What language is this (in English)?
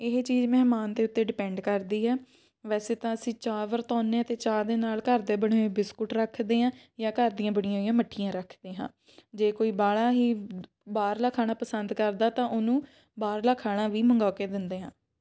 Punjabi